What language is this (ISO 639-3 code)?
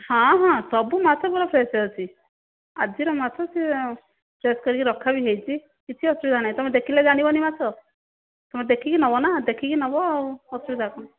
ori